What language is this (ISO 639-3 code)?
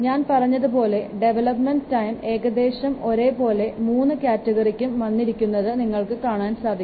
mal